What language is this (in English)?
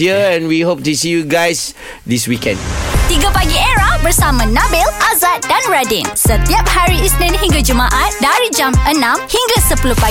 Malay